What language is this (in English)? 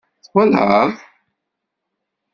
Kabyle